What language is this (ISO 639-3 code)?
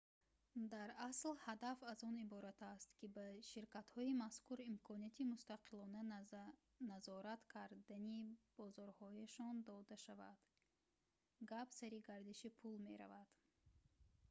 tgk